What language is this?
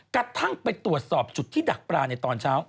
Thai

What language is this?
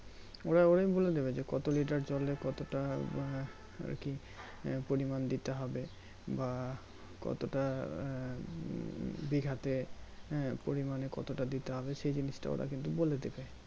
Bangla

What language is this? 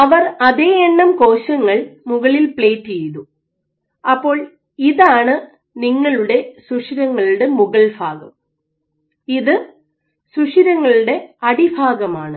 Malayalam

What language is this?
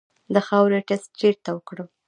Pashto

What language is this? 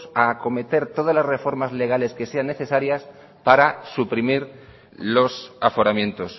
Spanish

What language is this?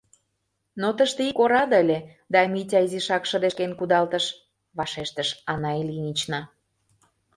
Mari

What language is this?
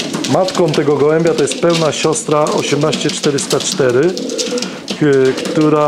Polish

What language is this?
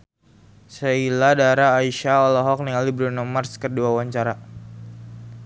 Sundanese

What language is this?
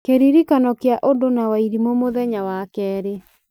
Kikuyu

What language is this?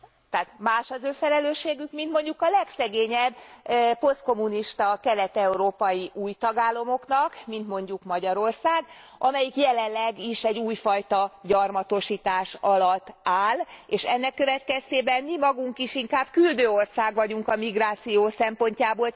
Hungarian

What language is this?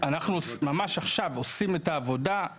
Hebrew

